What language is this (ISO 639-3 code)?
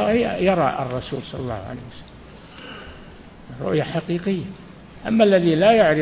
ara